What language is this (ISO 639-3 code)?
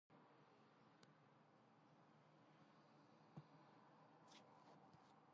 kat